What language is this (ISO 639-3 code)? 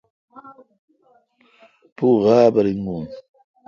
xka